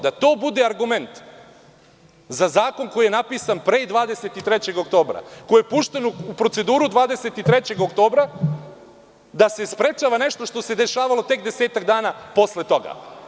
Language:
Serbian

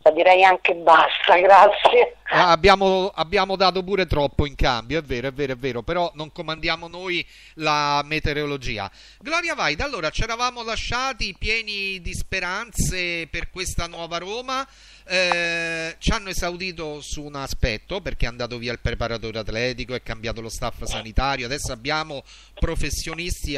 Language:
Italian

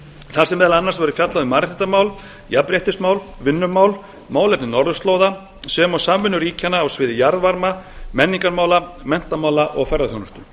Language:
Icelandic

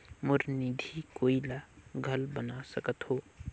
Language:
Chhattisgarhi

